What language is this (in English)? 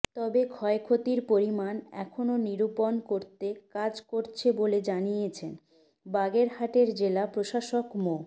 Bangla